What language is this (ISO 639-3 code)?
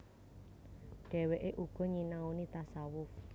jav